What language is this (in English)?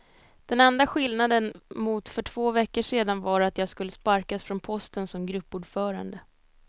Swedish